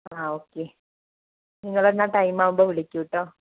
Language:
Malayalam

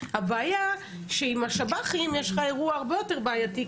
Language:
Hebrew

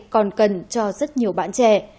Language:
Vietnamese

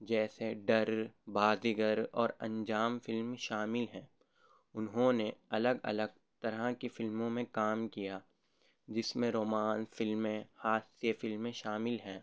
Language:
Urdu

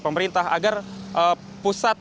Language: Indonesian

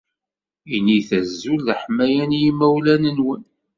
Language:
Kabyle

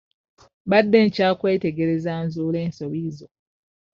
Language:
Ganda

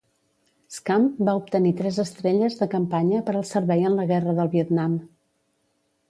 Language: Catalan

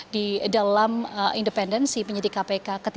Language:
Indonesian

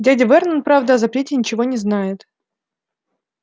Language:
Russian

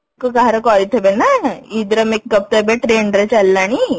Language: Odia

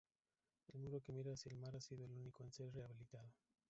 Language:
Spanish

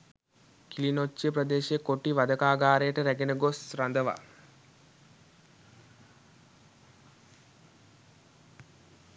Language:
Sinhala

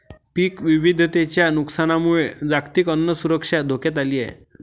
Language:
Marathi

